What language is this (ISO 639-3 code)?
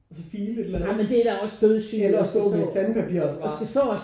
dan